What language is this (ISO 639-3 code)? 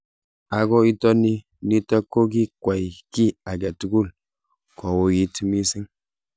kln